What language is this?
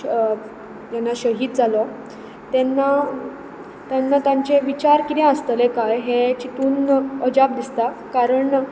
Konkani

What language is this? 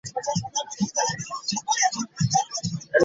Ganda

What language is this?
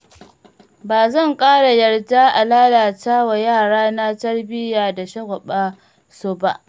Hausa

